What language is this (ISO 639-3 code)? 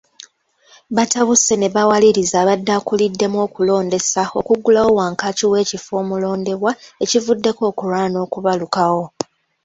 lug